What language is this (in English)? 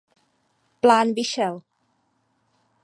Czech